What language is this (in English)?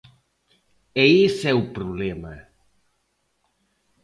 Galician